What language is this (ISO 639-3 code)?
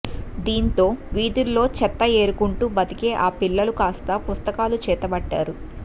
tel